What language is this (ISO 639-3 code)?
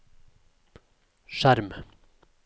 nor